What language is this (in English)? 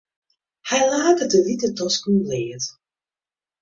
Western Frisian